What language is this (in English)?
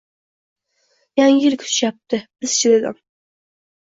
Uzbek